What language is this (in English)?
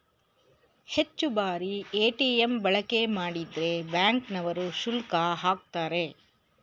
Kannada